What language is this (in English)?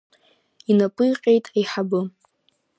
Abkhazian